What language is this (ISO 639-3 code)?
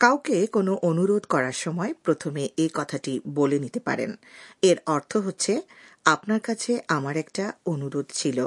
ben